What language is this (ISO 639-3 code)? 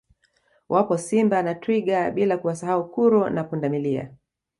swa